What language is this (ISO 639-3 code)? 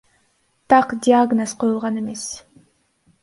kir